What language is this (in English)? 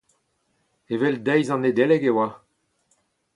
Breton